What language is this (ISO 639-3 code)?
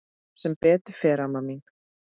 isl